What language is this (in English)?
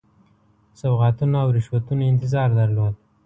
Pashto